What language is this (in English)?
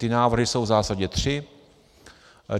Czech